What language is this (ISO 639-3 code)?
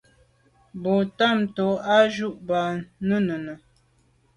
byv